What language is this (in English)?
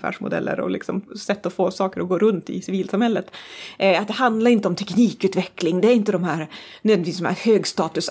Swedish